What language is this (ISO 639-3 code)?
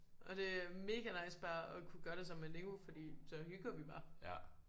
dan